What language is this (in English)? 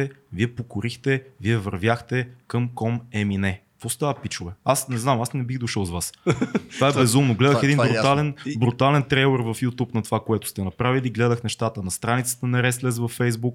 Bulgarian